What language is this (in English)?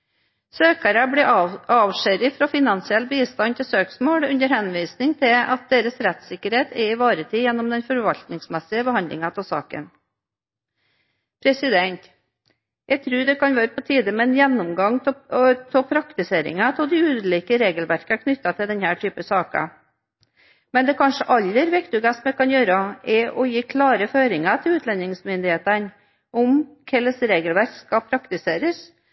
Norwegian Bokmål